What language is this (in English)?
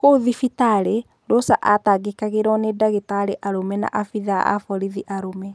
Kikuyu